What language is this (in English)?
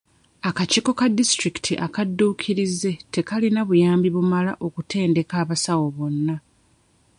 Ganda